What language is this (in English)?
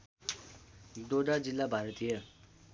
Nepali